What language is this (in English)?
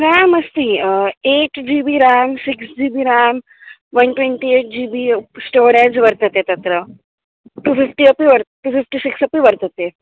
Sanskrit